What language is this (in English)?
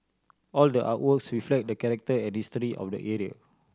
English